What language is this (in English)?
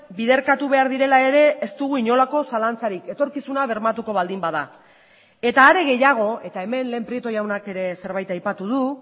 Basque